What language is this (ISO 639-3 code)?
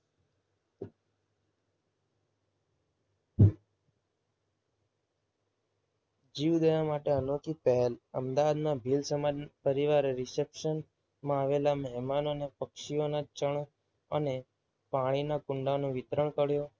guj